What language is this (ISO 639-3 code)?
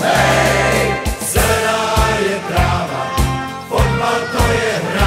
pol